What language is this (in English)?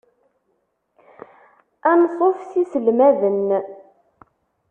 Kabyle